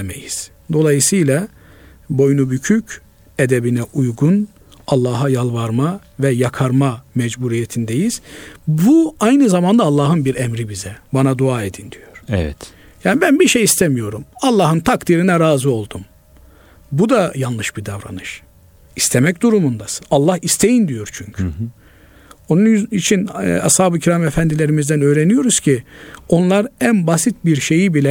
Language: Turkish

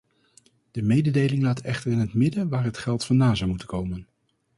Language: Dutch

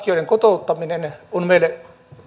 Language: Finnish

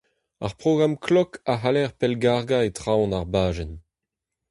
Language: Breton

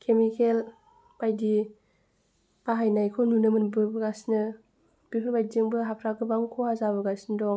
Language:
Bodo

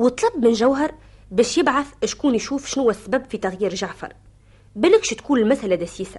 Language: Arabic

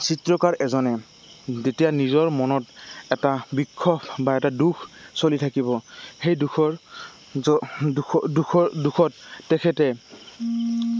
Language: Assamese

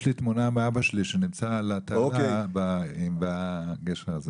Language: Hebrew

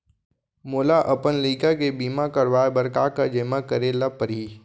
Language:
Chhattisgarhi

